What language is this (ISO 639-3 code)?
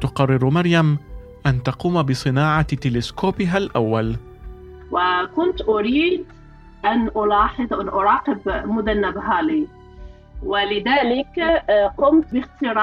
ara